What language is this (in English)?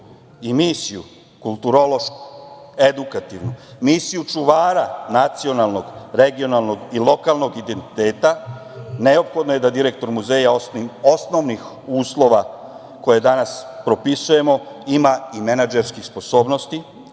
Serbian